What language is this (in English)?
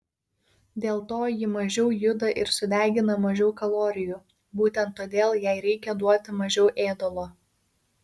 Lithuanian